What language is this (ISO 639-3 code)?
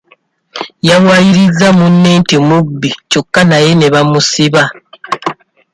lug